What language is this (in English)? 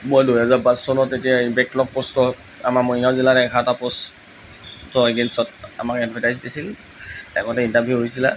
Assamese